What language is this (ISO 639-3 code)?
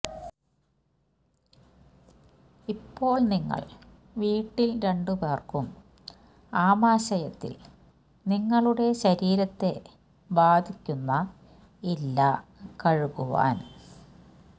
mal